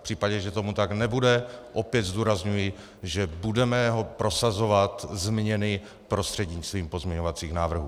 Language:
Czech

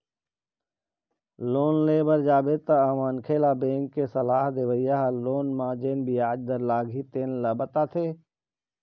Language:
Chhattisgarhi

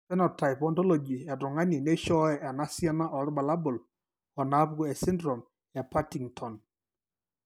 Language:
Masai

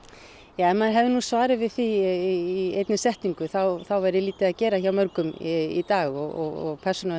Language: Icelandic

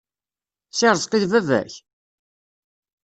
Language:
Kabyle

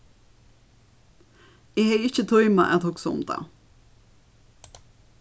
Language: Faroese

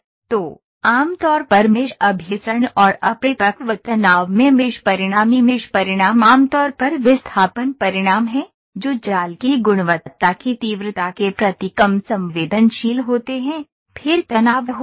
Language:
Hindi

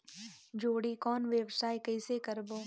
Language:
Chhattisgarhi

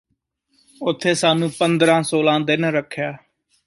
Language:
Punjabi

